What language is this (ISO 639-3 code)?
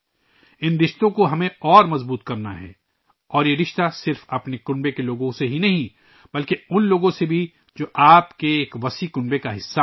urd